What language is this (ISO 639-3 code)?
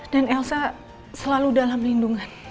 ind